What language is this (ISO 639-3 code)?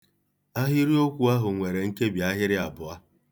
ibo